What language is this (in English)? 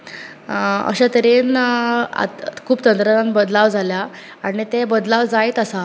Konkani